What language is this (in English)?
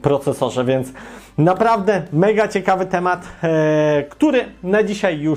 Polish